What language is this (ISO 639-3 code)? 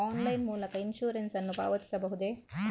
kan